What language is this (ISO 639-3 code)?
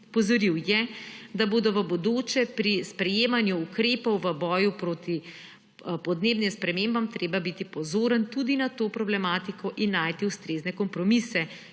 slv